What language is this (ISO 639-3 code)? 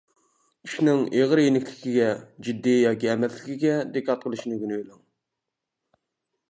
uig